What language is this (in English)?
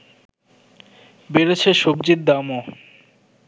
Bangla